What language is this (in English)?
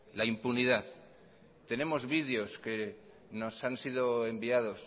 Spanish